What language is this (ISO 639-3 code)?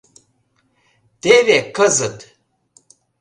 chm